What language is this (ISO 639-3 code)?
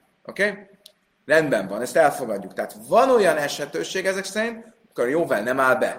hun